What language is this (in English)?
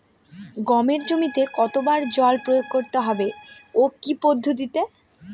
Bangla